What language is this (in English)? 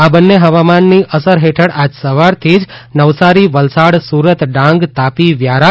Gujarati